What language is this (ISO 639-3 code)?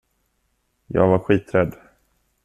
swe